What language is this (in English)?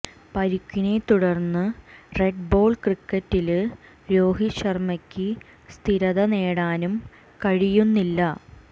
Malayalam